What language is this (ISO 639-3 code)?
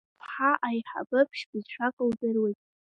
abk